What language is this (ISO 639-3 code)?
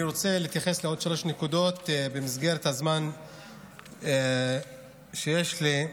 heb